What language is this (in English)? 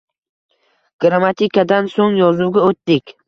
Uzbek